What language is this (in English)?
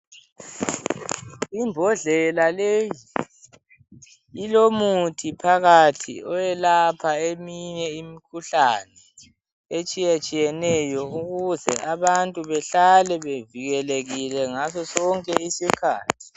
North Ndebele